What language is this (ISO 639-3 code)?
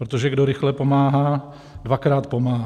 ces